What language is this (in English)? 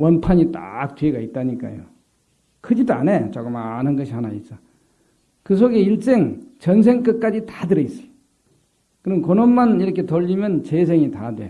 Korean